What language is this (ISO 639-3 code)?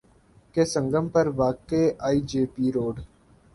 urd